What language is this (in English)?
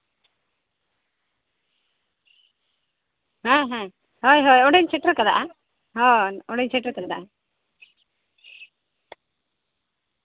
Santali